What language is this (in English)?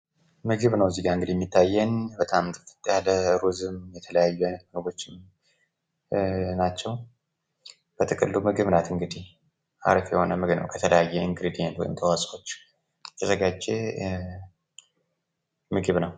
Amharic